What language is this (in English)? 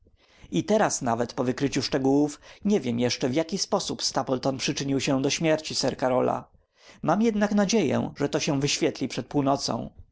Polish